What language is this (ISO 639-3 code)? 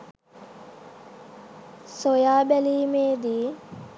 sin